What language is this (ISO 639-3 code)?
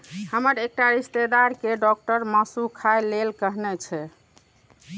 mai